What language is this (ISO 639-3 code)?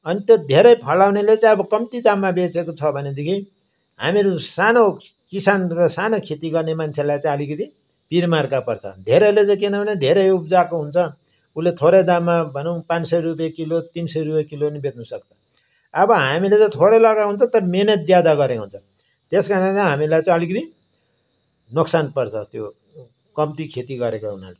nep